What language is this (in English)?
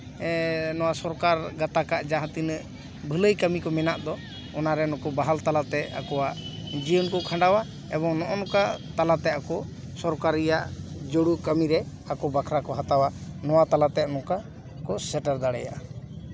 Santali